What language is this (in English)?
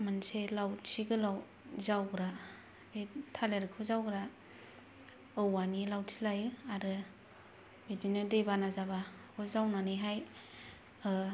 Bodo